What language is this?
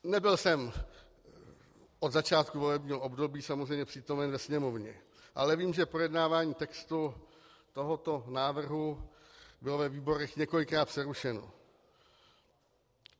Czech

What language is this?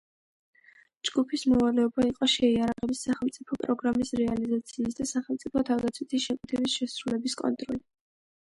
Georgian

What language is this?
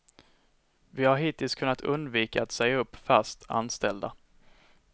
Swedish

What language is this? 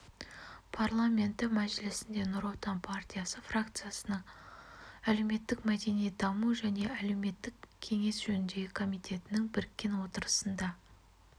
Kazakh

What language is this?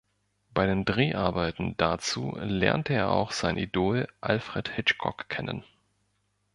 German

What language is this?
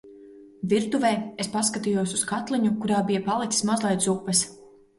Latvian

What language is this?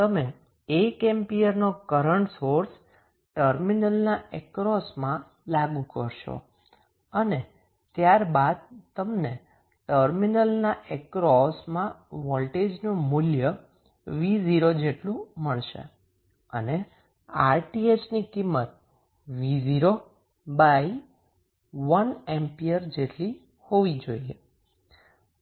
Gujarati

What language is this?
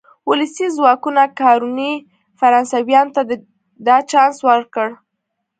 Pashto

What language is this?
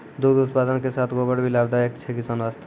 Maithili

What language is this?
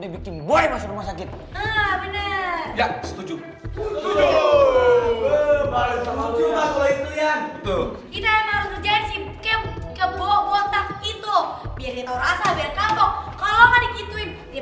Indonesian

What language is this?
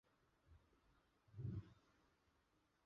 Chinese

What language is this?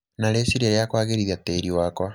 Kikuyu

